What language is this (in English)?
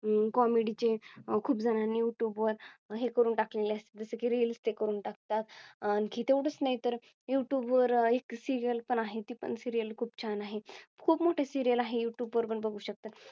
Marathi